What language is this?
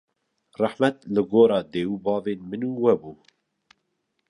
Kurdish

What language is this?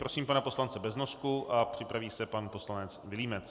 Czech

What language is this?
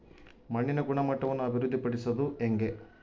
Kannada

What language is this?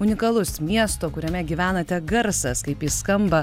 Lithuanian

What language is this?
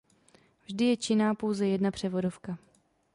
Czech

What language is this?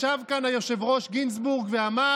Hebrew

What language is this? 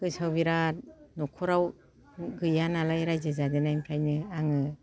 Bodo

